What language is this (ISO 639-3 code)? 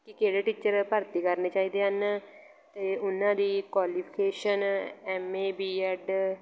pan